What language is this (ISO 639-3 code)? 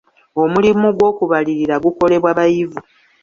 lug